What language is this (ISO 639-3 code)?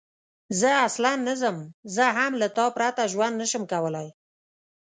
pus